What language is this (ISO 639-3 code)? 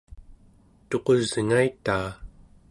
esu